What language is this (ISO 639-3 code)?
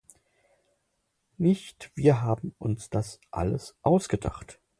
deu